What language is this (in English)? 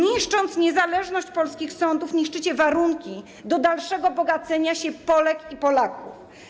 Polish